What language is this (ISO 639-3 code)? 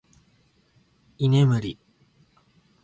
jpn